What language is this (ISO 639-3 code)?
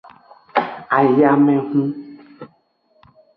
ajg